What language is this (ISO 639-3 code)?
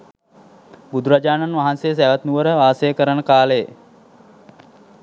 sin